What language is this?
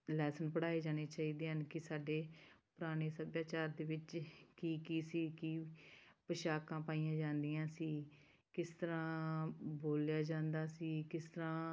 Punjabi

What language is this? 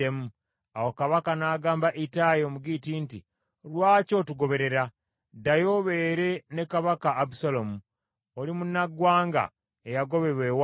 Ganda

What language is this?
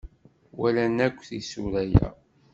Kabyle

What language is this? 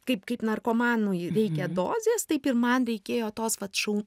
Lithuanian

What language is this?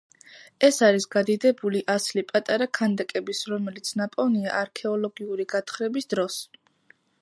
Georgian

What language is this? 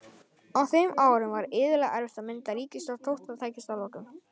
Icelandic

